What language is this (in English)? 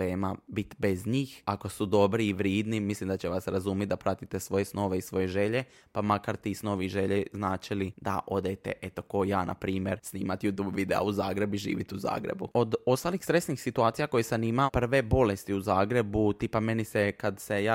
Croatian